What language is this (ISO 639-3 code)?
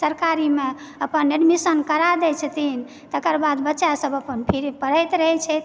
mai